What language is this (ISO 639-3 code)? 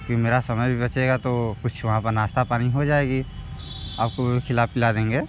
hin